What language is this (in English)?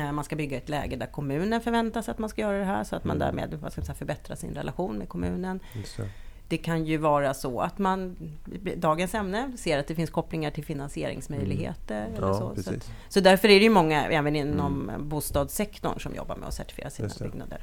Swedish